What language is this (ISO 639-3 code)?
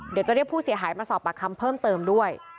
tha